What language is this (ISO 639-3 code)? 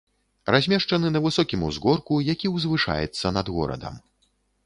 bel